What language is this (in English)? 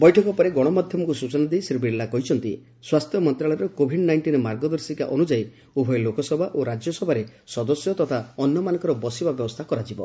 Odia